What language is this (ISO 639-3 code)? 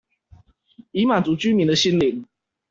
zho